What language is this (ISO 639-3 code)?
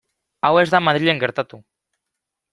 eus